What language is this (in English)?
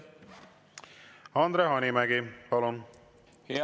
Estonian